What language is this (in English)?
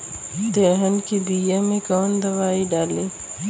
Bhojpuri